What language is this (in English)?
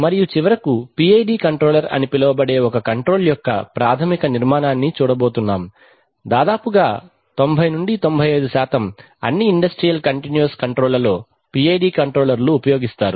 Telugu